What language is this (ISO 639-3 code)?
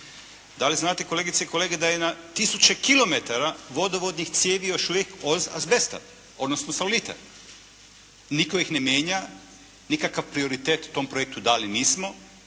hrv